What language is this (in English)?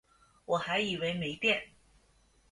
Chinese